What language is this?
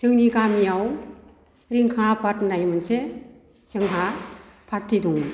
Bodo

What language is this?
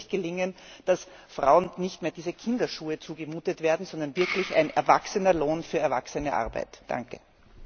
German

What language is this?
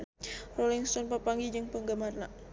Sundanese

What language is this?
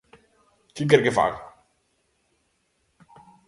Galician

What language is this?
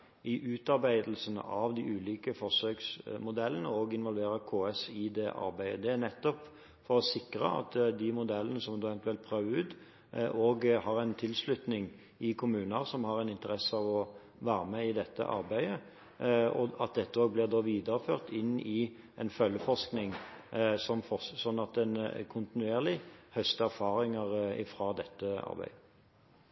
Norwegian Bokmål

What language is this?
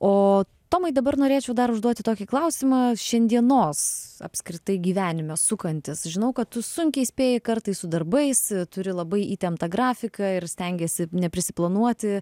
Lithuanian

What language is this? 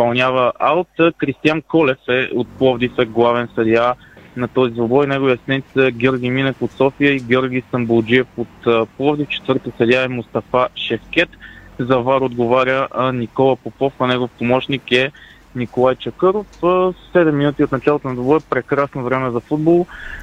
Bulgarian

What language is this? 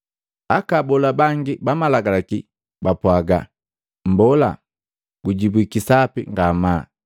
Matengo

